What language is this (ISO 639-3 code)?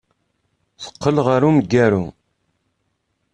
kab